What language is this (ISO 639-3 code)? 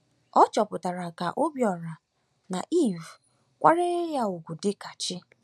ibo